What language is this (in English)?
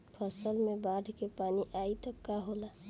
Bhojpuri